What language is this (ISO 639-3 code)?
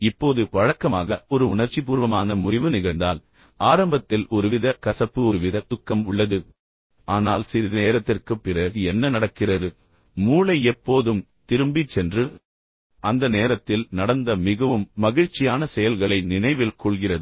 tam